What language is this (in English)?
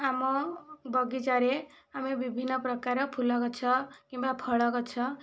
Odia